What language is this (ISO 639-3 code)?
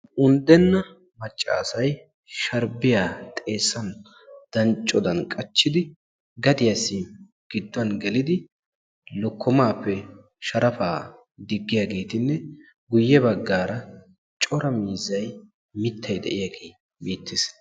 wal